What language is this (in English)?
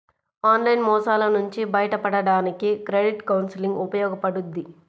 Telugu